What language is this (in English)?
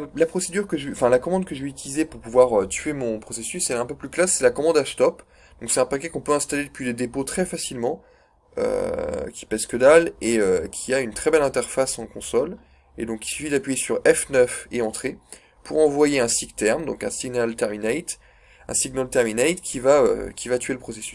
French